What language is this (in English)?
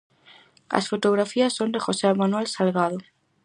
Galician